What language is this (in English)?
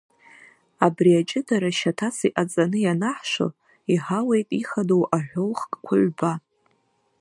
Abkhazian